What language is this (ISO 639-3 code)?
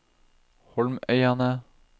nor